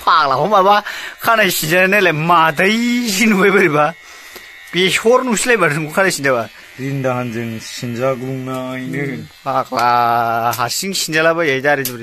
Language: Romanian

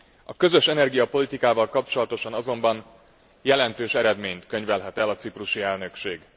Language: Hungarian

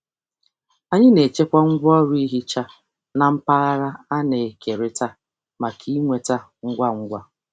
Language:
Igbo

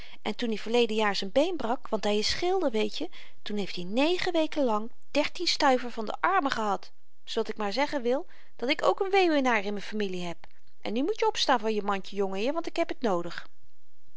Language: Dutch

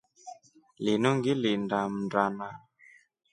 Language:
Rombo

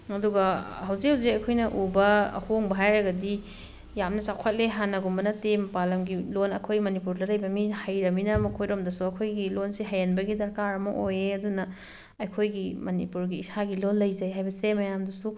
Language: Manipuri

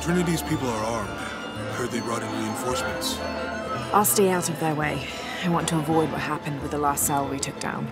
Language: English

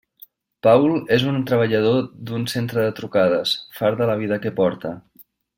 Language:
Catalan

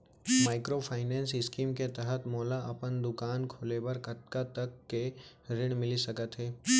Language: Chhattisgarhi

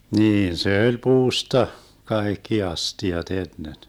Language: Finnish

